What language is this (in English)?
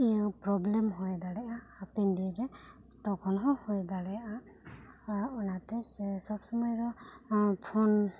Santali